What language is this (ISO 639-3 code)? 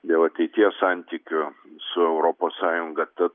lit